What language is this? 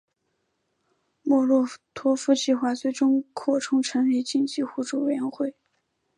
Chinese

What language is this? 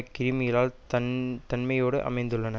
Tamil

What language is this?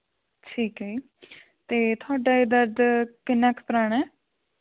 Punjabi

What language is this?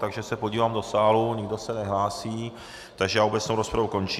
Czech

